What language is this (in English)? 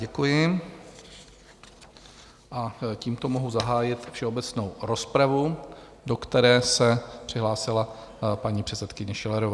Czech